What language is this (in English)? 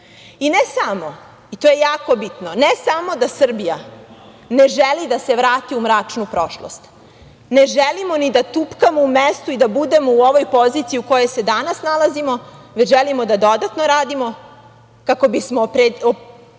Serbian